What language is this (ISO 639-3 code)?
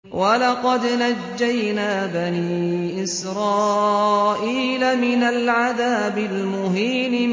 ara